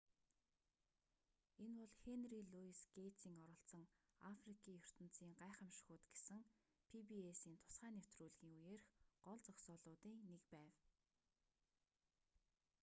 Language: Mongolian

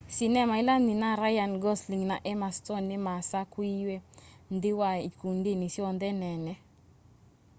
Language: Kamba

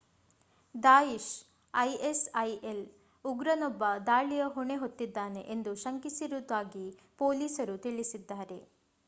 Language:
Kannada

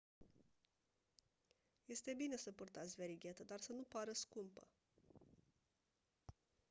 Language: Romanian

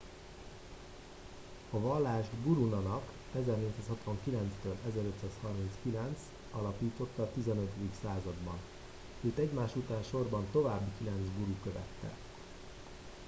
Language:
Hungarian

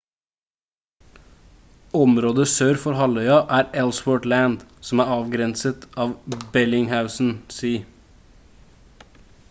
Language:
Norwegian Bokmål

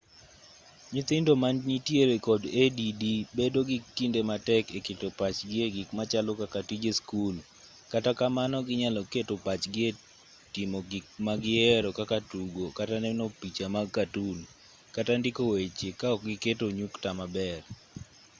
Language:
Luo (Kenya and Tanzania)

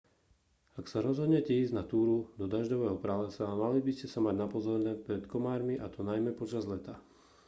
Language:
Slovak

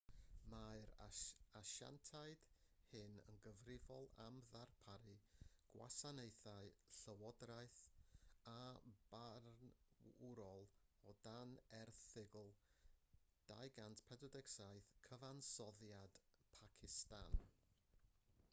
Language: Welsh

